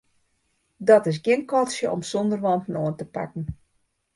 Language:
Western Frisian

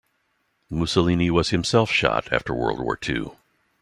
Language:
English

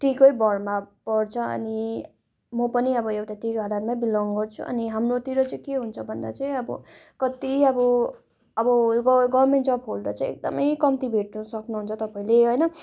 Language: Nepali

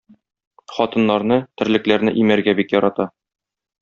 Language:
Tatar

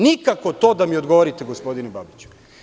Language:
Serbian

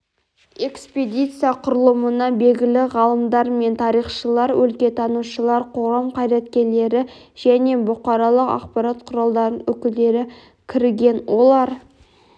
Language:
Kazakh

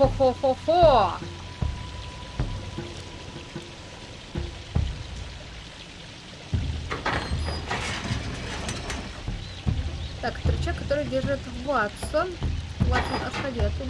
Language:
Russian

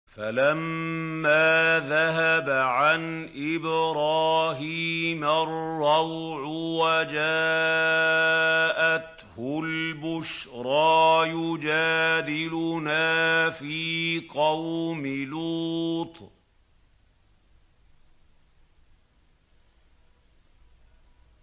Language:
Arabic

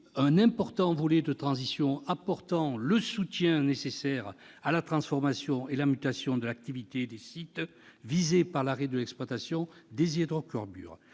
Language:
French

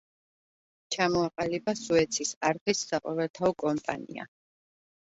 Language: Georgian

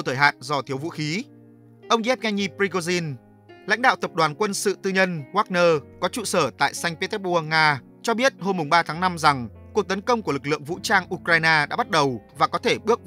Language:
Vietnamese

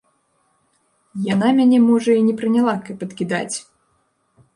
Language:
Belarusian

